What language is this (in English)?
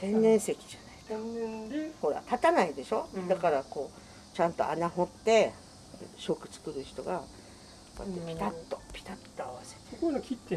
Japanese